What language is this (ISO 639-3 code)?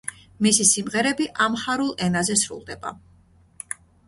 kat